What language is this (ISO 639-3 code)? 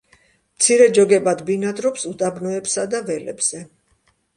kat